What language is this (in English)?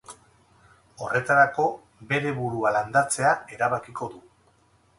Basque